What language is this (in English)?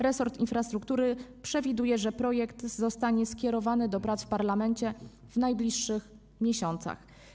Polish